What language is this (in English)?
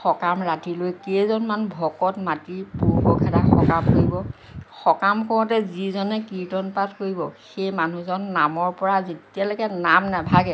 Assamese